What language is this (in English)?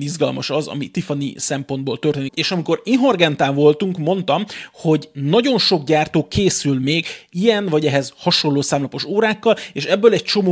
Hungarian